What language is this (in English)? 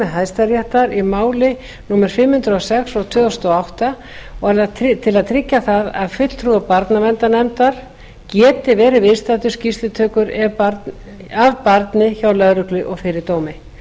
Icelandic